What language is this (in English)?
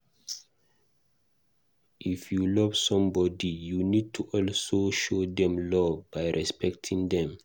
Nigerian Pidgin